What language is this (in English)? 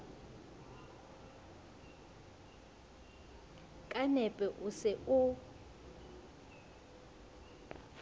Southern Sotho